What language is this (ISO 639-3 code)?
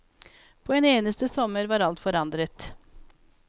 nor